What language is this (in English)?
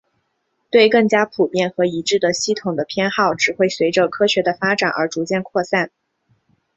Chinese